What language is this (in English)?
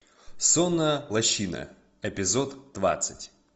Russian